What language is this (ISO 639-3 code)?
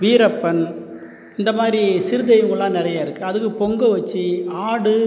tam